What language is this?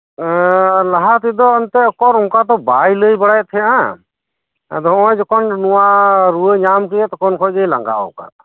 Santali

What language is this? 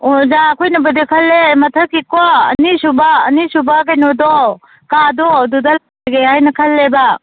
Manipuri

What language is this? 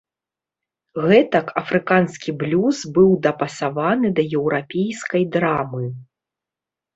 Belarusian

